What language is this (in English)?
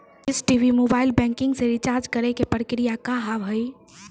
Maithili